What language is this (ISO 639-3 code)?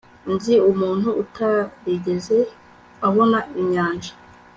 kin